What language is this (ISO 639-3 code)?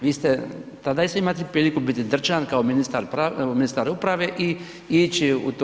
hrv